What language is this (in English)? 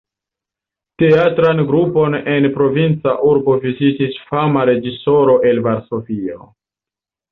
Esperanto